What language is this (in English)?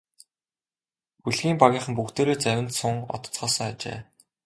Mongolian